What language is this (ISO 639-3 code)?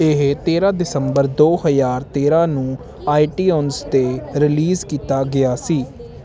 pan